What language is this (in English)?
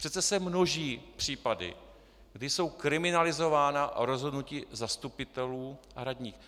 Czech